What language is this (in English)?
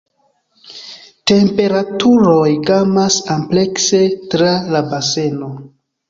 Esperanto